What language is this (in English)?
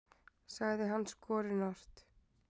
Icelandic